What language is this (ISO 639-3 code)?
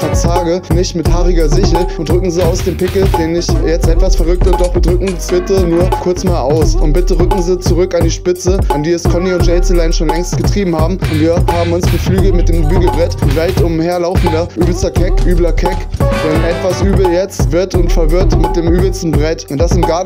deu